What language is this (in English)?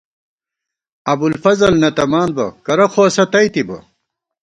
Gawar-Bati